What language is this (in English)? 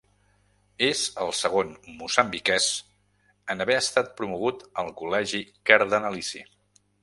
Catalan